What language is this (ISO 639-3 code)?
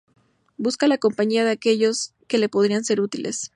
spa